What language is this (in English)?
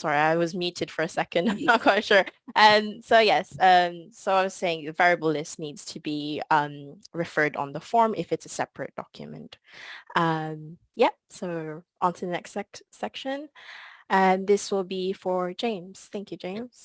English